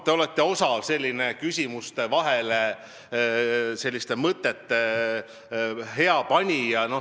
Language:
Estonian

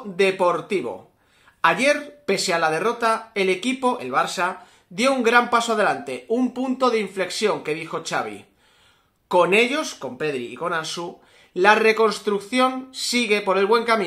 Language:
Spanish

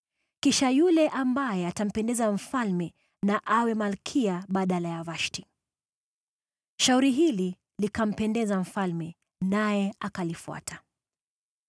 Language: Swahili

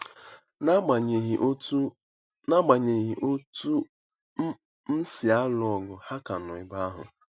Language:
Igbo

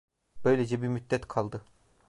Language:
Turkish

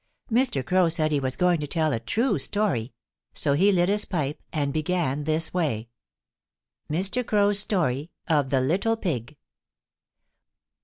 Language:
English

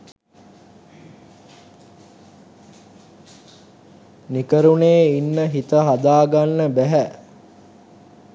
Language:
Sinhala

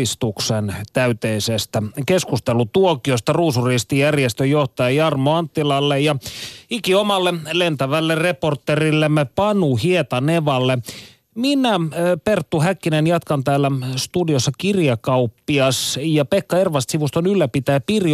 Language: Finnish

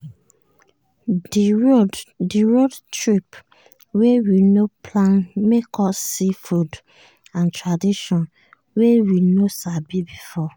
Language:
Nigerian Pidgin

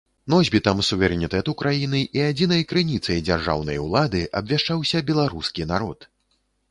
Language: Belarusian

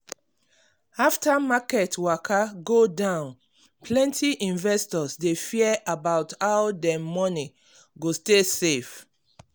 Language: Nigerian Pidgin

